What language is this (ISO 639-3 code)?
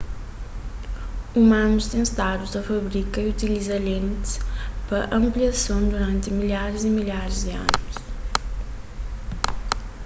kea